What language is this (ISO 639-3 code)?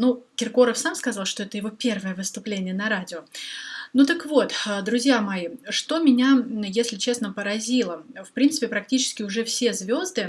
rus